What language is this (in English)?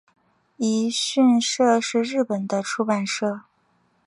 Chinese